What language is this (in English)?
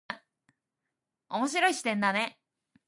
Japanese